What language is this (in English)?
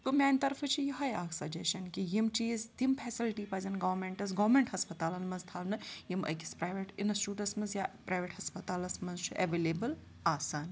Kashmiri